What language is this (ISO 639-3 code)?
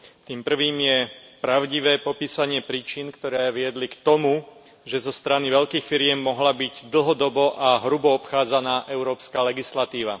slk